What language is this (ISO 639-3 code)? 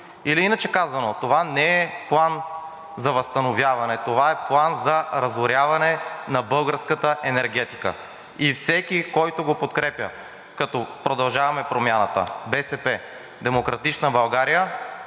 bul